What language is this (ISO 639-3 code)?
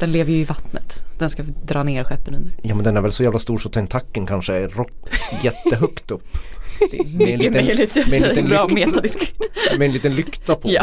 swe